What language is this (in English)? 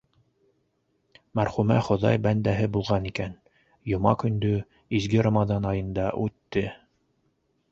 Bashkir